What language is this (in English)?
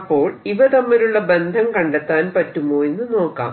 Malayalam